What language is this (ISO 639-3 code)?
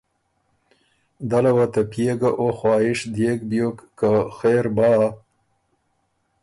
oru